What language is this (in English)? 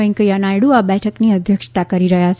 Gujarati